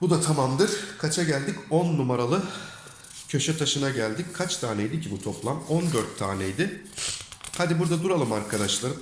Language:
Turkish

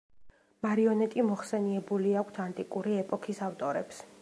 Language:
Georgian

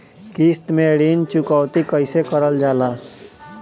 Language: Bhojpuri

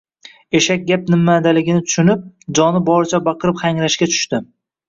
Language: Uzbek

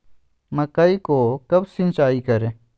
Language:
Magahi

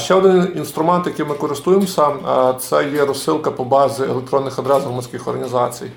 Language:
Ukrainian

